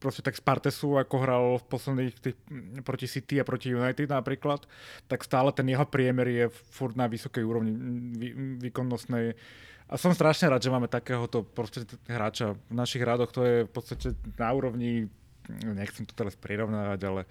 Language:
Slovak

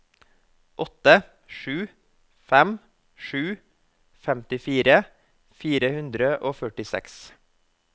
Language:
Norwegian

